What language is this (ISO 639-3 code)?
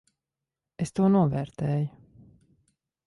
lav